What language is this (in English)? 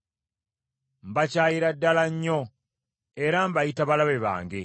Ganda